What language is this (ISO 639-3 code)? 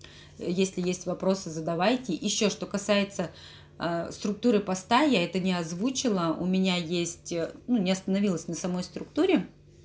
rus